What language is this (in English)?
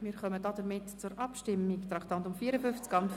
Swiss German